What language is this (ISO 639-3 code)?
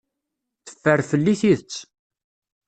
kab